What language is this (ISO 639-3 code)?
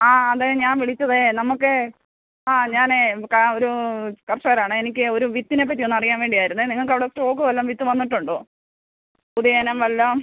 mal